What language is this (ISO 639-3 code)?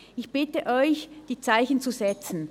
gsw